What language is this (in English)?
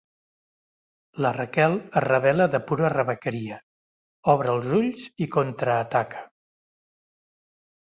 Catalan